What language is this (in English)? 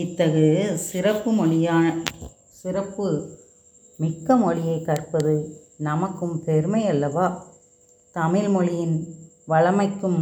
Tamil